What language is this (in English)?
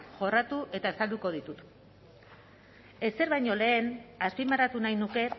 Basque